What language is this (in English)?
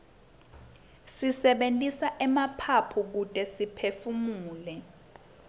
Swati